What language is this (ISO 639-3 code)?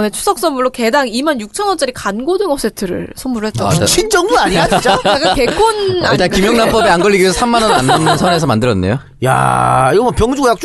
kor